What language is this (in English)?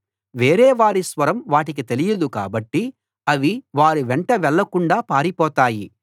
Telugu